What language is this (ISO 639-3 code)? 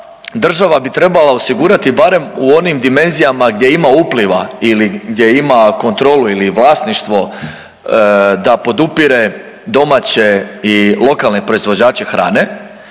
hrv